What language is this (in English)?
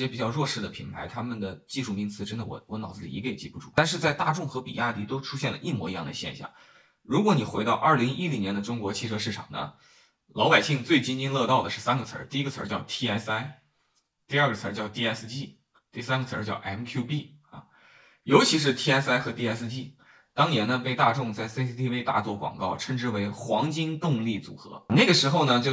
Chinese